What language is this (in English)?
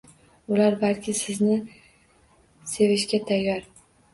Uzbek